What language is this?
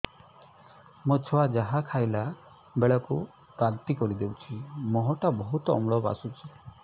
Odia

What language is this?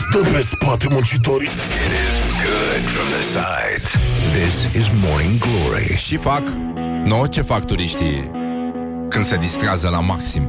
Romanian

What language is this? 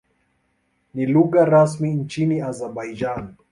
Swahili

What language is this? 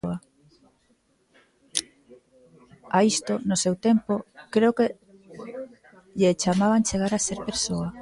Galician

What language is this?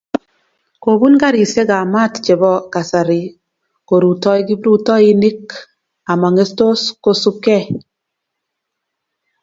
Kalenjin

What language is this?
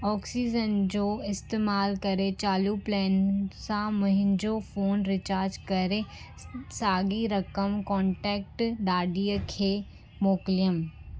Sindhi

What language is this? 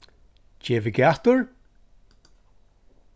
Faroese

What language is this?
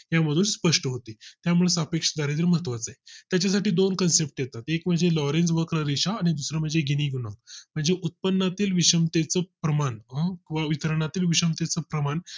Marathi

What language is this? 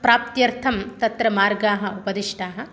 Sanskrit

